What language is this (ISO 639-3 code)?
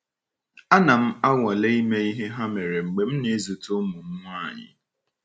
ibo